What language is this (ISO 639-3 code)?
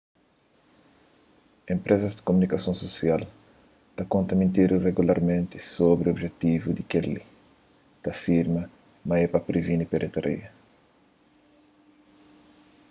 kea